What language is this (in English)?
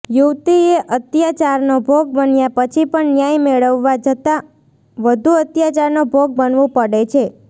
Gujarati